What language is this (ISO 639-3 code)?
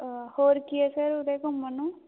pan